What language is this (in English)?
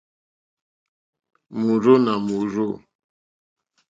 Mokpwe